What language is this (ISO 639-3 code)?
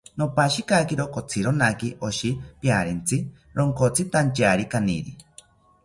cpy